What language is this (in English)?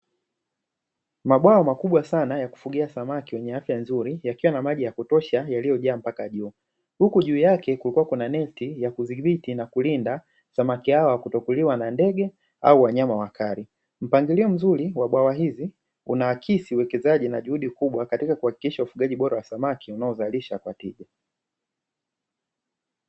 Swahili